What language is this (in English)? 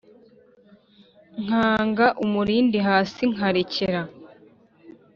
Kinyarwanda